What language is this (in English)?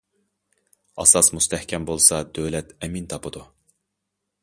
Uyghur